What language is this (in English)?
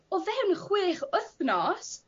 Welsh